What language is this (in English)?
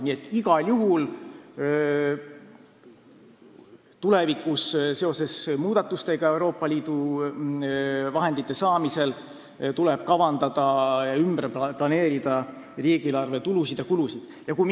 Estonian